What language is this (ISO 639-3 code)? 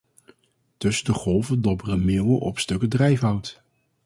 nld